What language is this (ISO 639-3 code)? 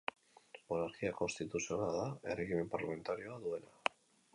eus